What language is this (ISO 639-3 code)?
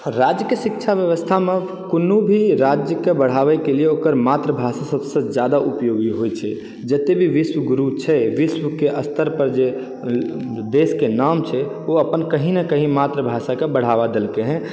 mai